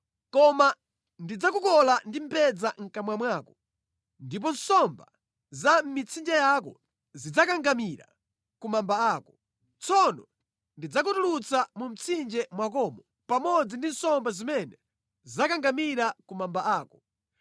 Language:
Nyanja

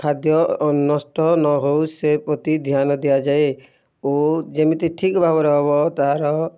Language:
Odia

